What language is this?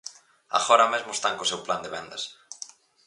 Galician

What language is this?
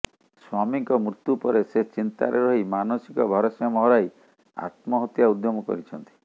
Odia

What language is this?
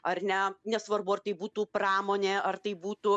Lithuanian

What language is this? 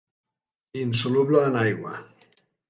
Catalan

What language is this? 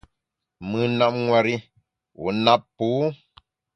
Bamun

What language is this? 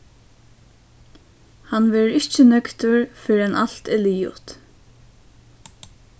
Faroese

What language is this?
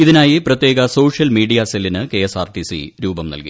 Malayalam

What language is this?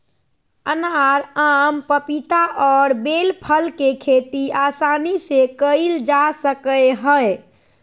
Magahi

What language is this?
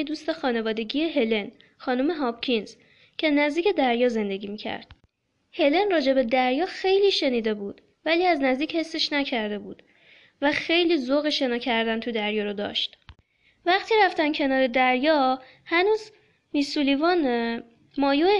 Persian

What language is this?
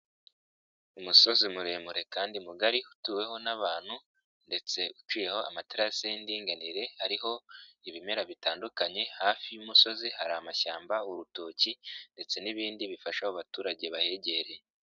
Kinyarwanda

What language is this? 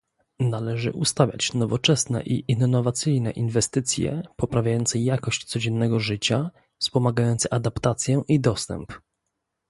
Polish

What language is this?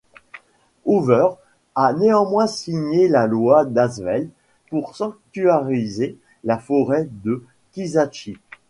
French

